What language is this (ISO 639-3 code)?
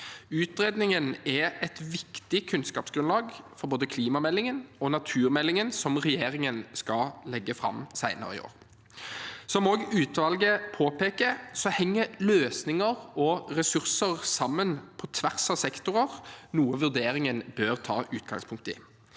nor